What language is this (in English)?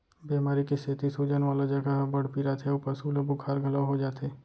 Chhattisgarhi